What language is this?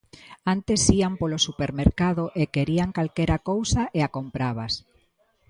Galician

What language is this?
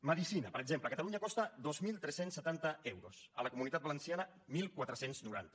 Catalan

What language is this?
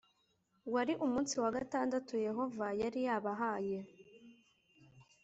Kinyarwanda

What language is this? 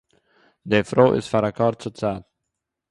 Yiddish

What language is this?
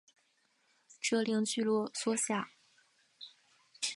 Chinese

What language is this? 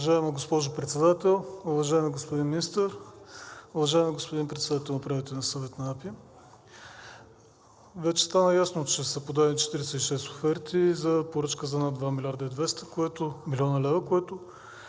Bulgarian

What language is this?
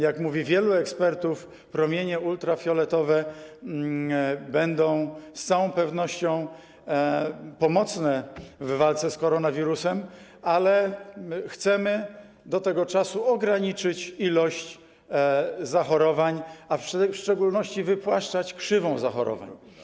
Polish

